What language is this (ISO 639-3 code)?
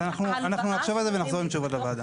heb